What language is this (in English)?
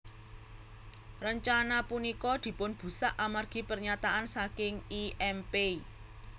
Javanese